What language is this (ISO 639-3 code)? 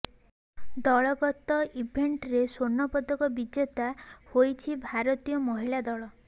ori